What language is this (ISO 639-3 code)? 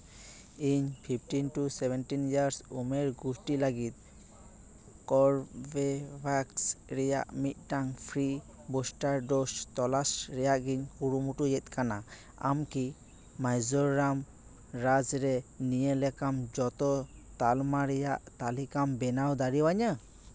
sat